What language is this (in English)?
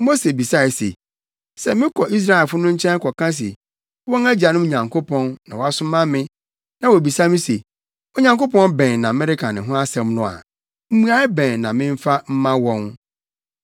Akan